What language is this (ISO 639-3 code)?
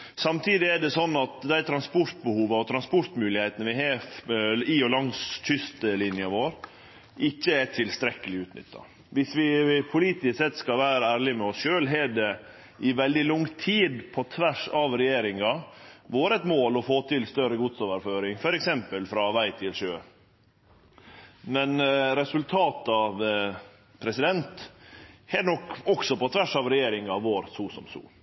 nno